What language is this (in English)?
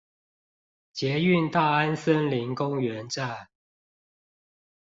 Chinese